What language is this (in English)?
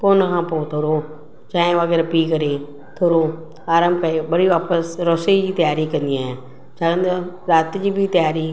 Sindhi